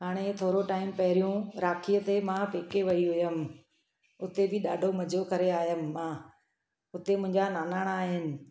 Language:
Sindhi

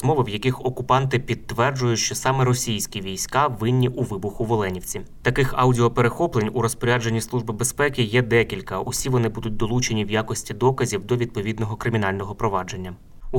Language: Ukrainian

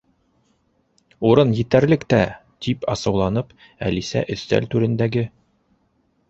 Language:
Bashkir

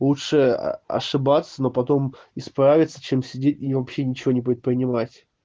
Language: Russian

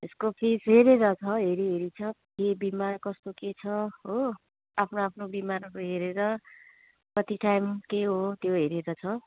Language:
Nepali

